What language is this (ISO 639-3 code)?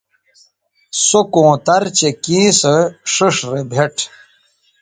btv